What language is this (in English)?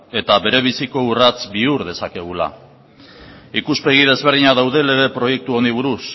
Basque